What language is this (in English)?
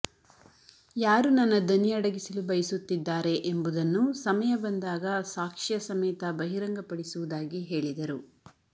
Kannada